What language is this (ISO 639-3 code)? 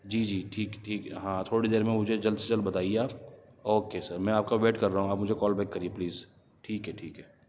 urd